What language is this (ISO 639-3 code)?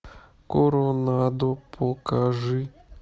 rus